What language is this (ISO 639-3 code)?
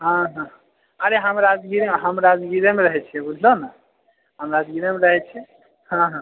mai